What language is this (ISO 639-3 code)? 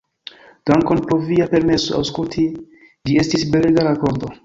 epo